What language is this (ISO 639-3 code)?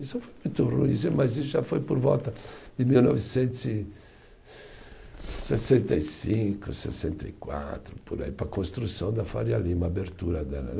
por